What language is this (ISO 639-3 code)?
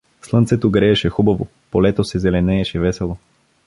bul